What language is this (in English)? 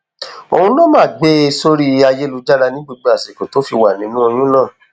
Yoruba